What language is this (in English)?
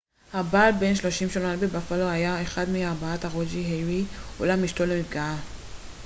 Hebrew